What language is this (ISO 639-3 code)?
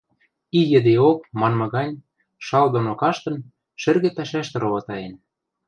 mrj